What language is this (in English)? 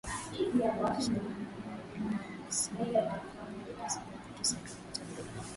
Swahili